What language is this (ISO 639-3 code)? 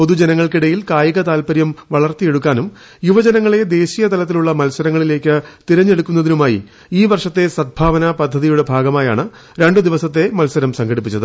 mal